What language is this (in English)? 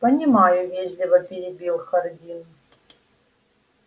Russian